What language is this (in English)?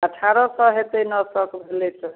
Maithili